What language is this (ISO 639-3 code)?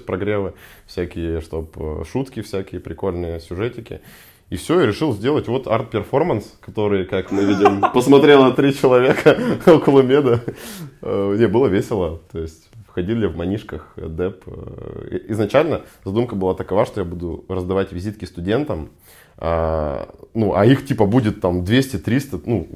rus